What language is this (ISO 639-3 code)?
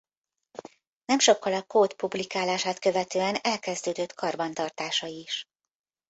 hun